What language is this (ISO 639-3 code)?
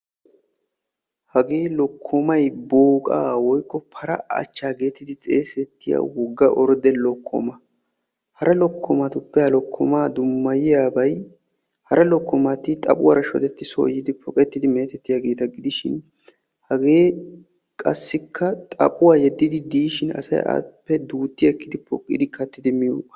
wal